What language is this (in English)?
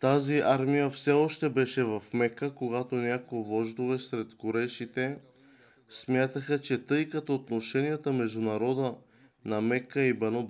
Bulgarian